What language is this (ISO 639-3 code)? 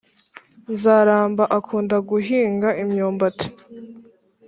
kin